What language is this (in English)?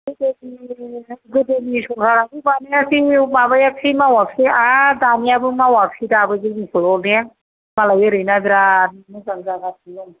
Bodo